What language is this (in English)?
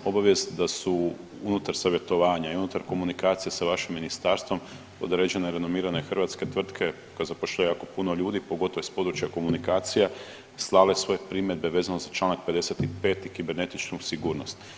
Croatian